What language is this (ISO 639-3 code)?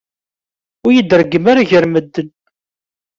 kab